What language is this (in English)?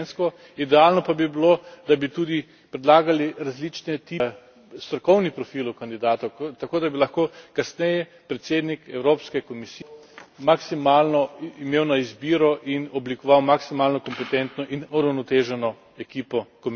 Slovenian